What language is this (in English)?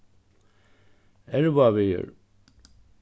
Faroese